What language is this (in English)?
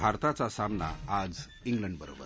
Marathi